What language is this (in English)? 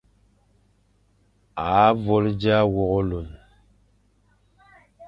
Fang